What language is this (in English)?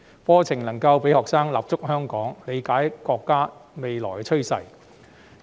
Cantonese